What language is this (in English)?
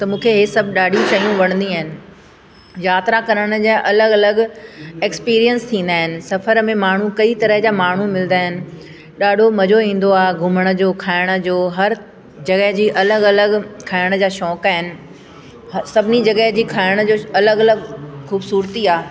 Sindhi